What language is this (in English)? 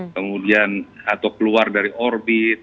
Indonesian